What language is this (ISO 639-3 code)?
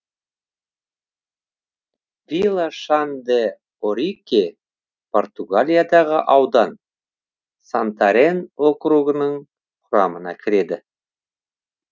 kaz